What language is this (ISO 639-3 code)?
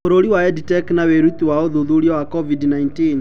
kik